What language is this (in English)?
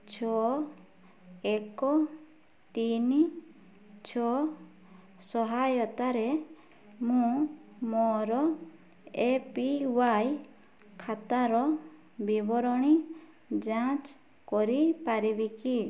Odia